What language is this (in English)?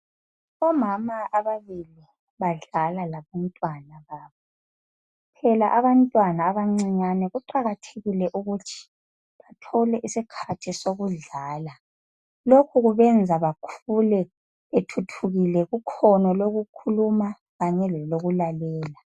North Ndebele